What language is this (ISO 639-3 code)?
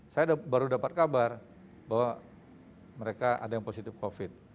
ind